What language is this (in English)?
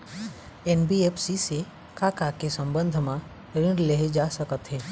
Chhattisgarhi